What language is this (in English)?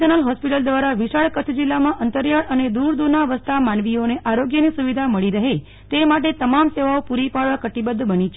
Gujarati